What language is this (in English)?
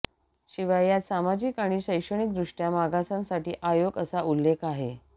Marathi